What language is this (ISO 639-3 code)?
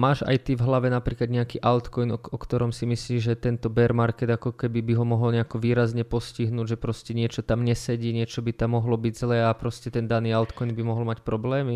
slk